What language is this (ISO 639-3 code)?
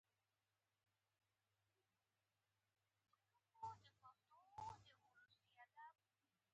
pus